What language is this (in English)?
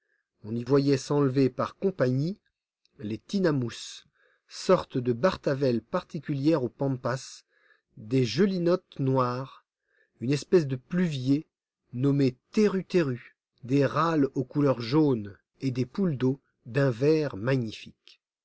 French